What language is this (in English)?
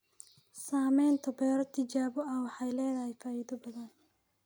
Somali